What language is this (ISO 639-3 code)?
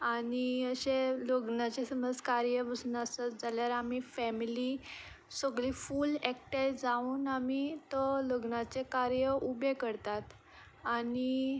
kok